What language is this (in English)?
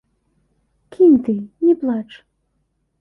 Belarusian